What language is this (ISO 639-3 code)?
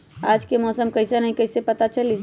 mag